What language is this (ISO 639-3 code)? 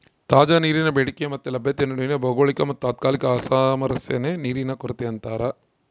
kan